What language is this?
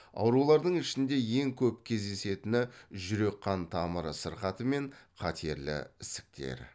Kazakh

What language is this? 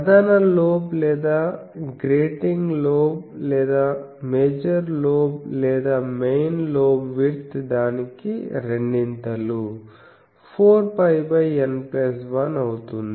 Telugu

